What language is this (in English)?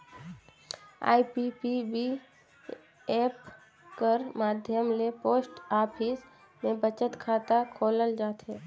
Chhattisgarhi